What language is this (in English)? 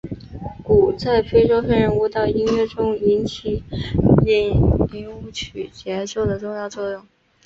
Chinese